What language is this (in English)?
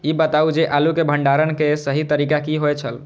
Maithili